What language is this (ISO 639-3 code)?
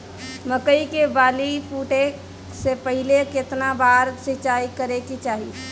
bho